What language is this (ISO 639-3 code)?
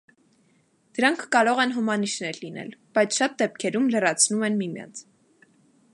hye